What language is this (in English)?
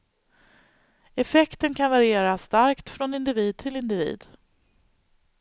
Swedish